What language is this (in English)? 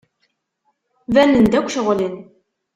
Kabyle